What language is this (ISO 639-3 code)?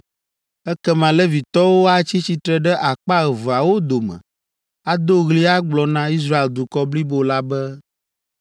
ewe